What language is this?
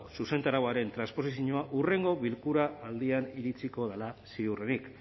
Basque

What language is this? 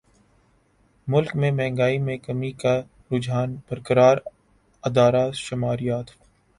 Urdu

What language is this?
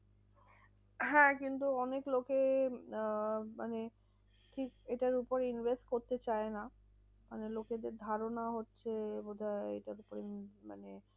Bangla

